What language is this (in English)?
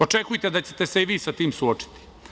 Serbian